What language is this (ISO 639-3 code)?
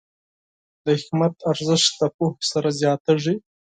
pus